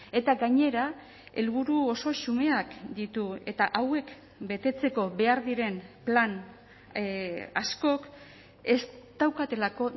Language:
Basque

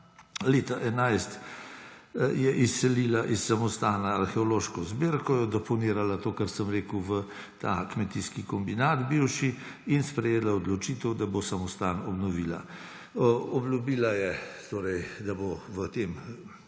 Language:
Slovenian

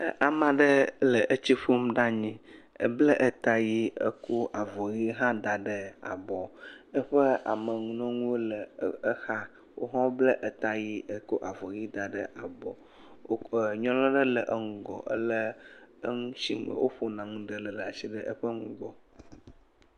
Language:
Ewe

